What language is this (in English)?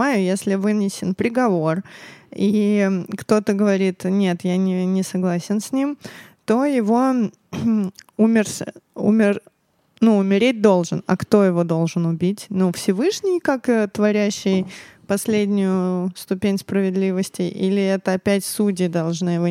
Russian